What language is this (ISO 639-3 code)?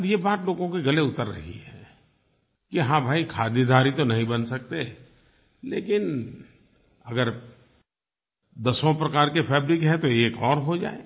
hin